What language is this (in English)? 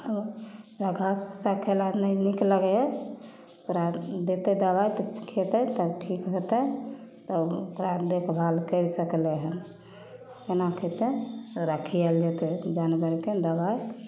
Maithili